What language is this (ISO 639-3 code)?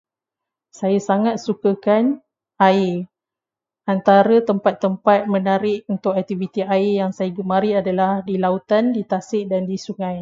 msa